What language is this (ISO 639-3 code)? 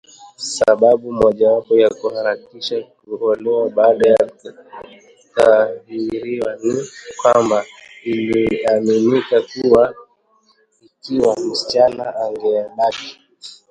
swa